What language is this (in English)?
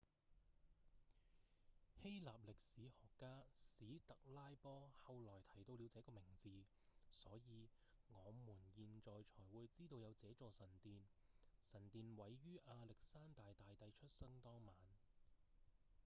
Cantonese